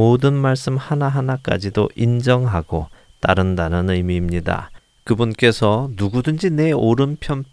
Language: Korean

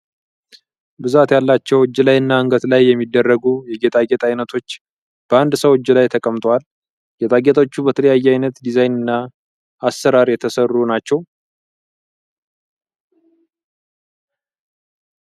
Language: Amharic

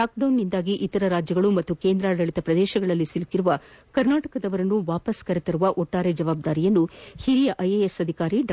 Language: Kannada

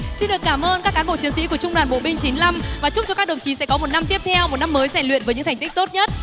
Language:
Vietnamese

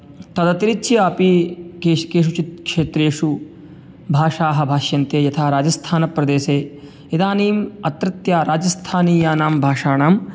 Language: Sanskrit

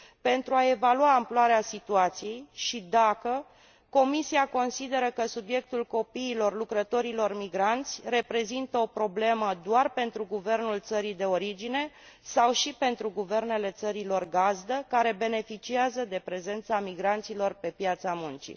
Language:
Romanian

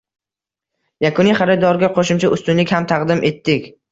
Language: Uzbek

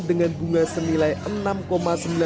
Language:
Indonesian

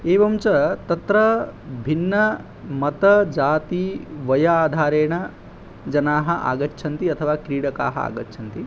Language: Sanskrit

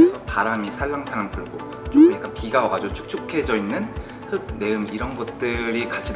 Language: Korean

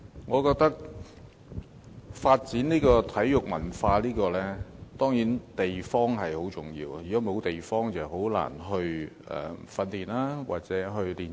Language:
Cantonese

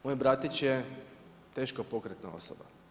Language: Croatian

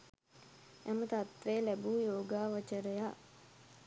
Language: Sinhala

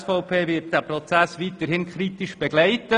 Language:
Swiss German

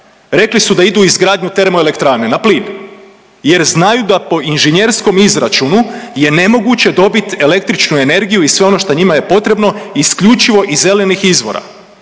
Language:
Croatian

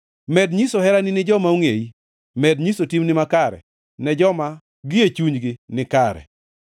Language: Luo (Kenya and Tanzania)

